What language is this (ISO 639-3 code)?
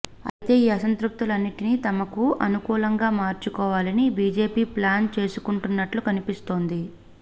tel